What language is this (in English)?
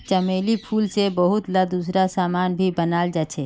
Magahi